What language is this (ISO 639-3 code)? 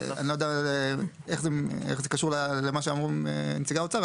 heb